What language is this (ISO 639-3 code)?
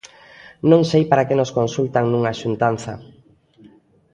glg